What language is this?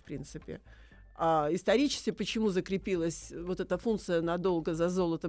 Russian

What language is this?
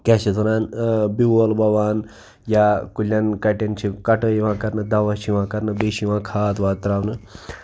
Kashmiri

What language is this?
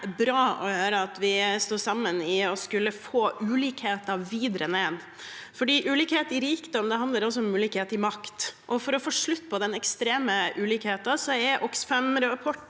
Norwegian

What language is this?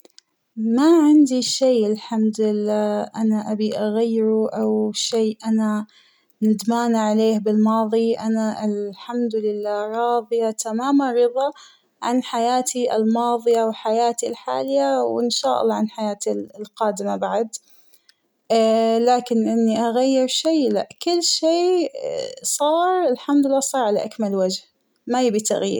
Hijazi Arabic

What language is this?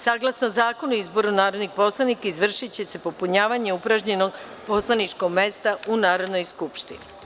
Serbian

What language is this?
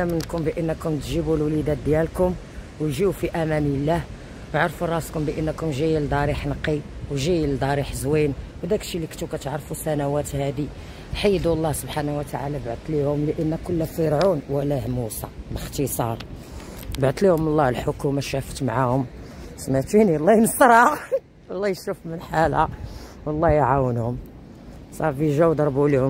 Arabic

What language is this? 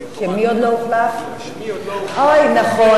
Hebrew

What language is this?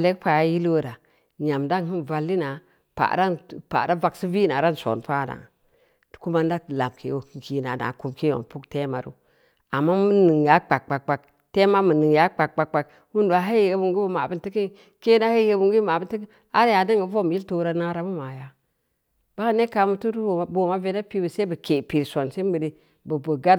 Samba Leko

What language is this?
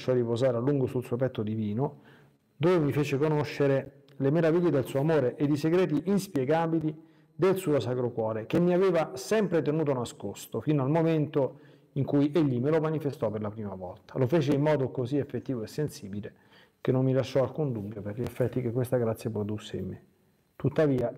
Italian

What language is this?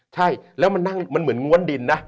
Thai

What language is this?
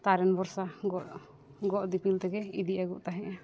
Santali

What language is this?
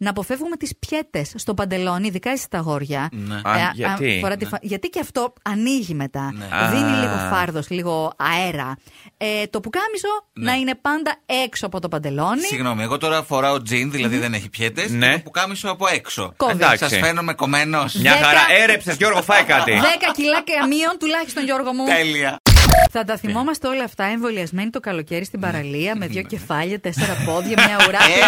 Greek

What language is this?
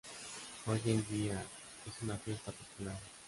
Spanish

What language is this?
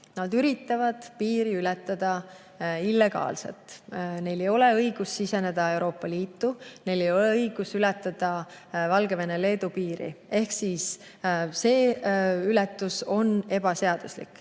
Estonian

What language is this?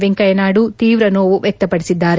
Kannada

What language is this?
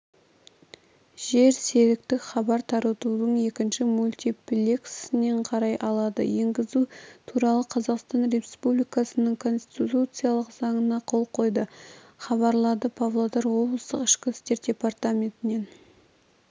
Kazakh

